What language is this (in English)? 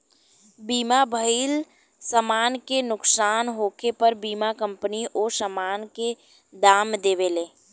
Bhojpuri